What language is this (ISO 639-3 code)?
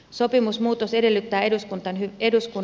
fin